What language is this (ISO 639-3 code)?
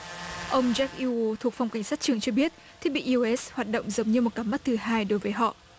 vie